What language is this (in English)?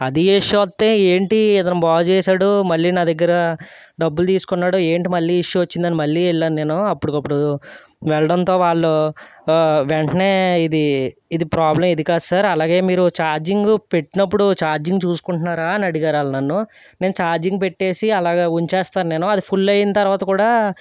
Telugu